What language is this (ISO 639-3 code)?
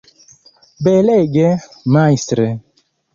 epo